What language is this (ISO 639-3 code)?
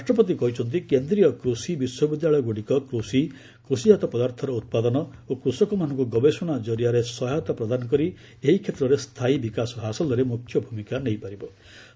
ori